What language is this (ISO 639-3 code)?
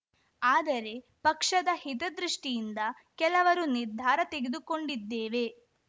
kan